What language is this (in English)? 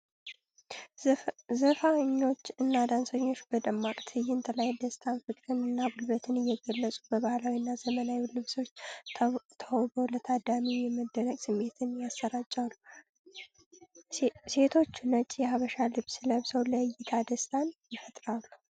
Amharic